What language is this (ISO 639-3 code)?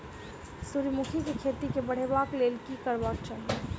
mai